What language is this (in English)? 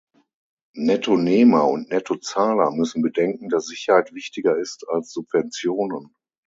German